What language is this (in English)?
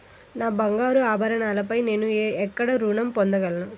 Telugu